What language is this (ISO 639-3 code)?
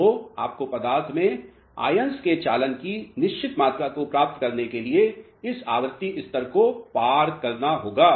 hin